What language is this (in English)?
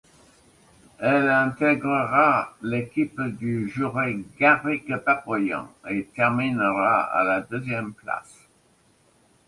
French